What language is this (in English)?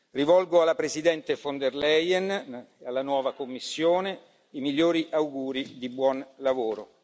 Italian